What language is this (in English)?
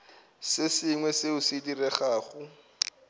Northern Sotho